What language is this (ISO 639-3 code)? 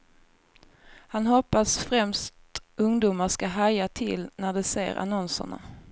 swe